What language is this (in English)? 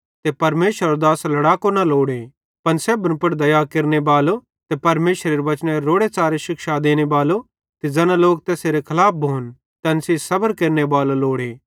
Bhadrawahi